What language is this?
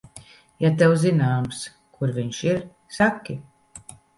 Latvian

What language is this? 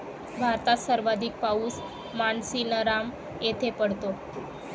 Marathi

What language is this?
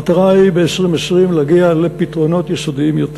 Hebrew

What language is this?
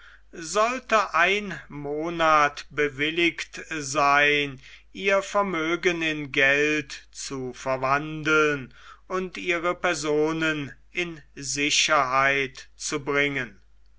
German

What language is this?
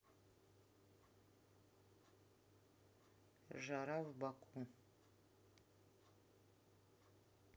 Russian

